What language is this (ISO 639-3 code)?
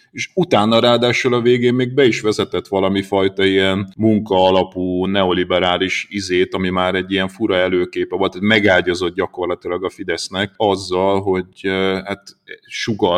hun